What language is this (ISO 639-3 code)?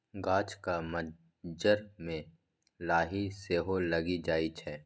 mai